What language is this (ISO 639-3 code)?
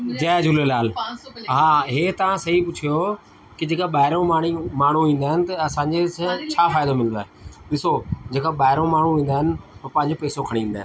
snd